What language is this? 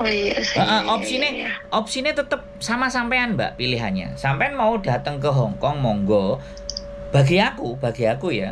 Indonesian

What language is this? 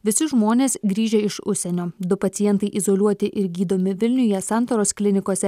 Lithuanian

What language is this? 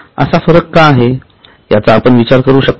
Marathi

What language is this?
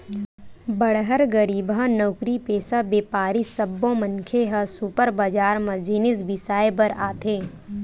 Chhattisgarhi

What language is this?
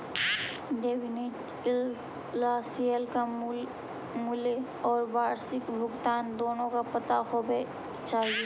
Magahi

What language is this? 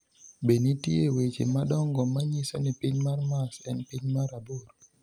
Luo (Kenya and Tanzania)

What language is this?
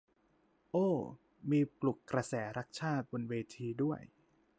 Thai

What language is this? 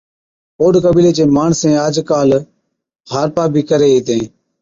Od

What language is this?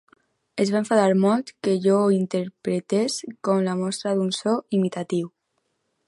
Catalan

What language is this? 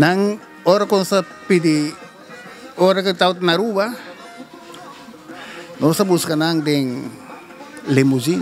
Spanish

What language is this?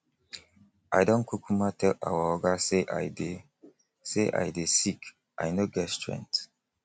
Nigerian Pidgin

